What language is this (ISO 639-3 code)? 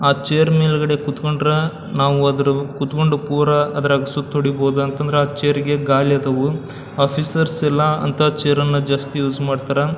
kan